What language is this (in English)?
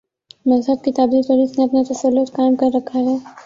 Urdu